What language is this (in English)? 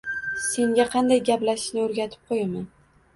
Uzbek